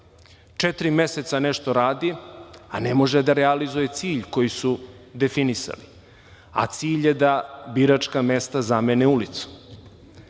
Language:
Serbian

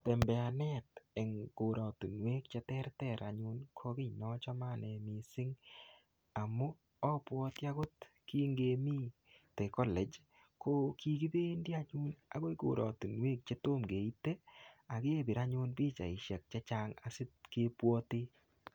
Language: Kalenjin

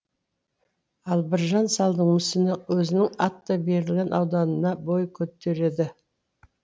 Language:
Kazakh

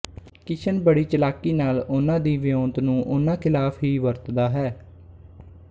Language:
Punjabi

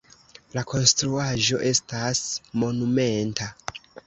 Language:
Esperanto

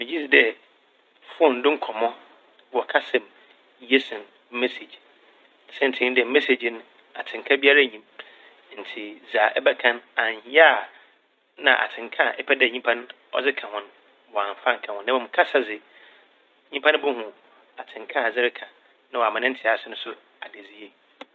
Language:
Akan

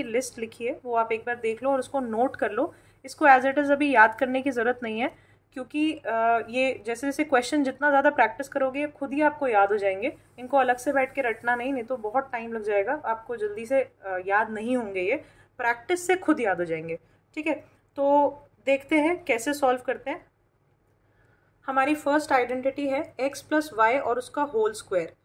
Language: Hindi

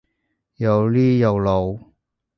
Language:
Cantonese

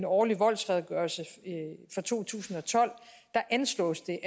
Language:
Danish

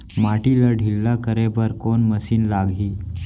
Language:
Chhattisgarhi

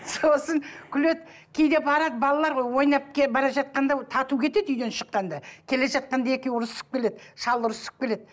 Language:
Kazakh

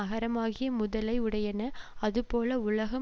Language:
Tamil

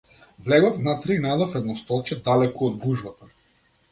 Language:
Macedonian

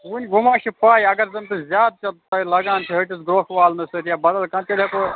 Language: Kashmiri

